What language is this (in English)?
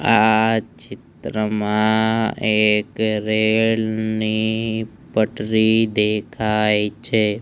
Gujarati